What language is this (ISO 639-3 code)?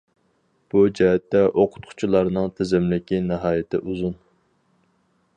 uig